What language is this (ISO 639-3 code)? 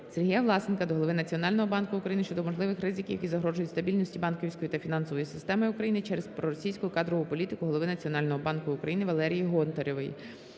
ukr